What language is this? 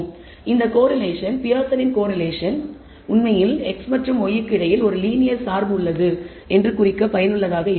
Tamil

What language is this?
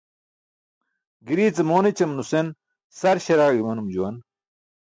Burushaski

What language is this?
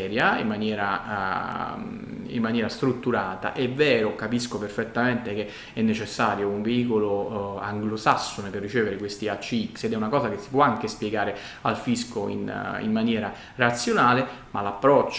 Italian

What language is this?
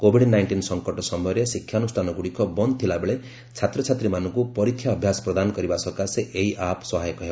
Odia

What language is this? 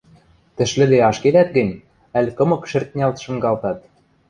Western Mari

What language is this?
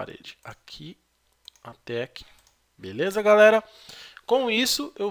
Portuguese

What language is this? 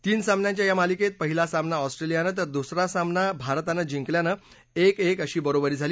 Marathi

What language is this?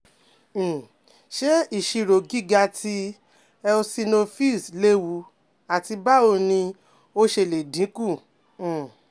Yoruba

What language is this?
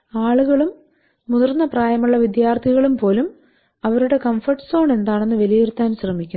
Malayalam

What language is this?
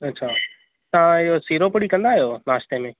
Sindhi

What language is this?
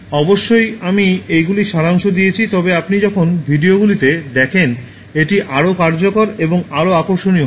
Bangla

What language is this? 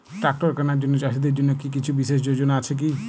Bangla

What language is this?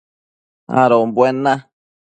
Matsés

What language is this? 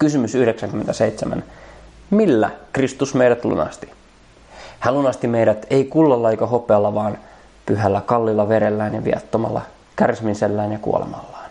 Finnish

